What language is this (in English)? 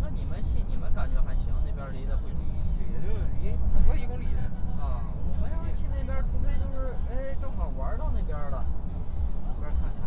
Chinese